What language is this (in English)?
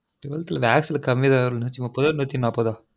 Tamil